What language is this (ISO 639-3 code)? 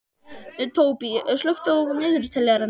isl